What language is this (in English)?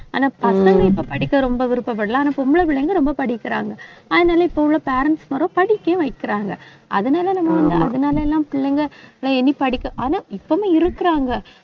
Tamil